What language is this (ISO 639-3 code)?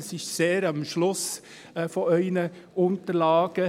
gsw